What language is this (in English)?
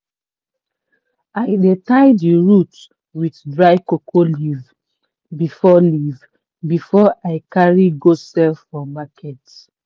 Nigerian Pidgin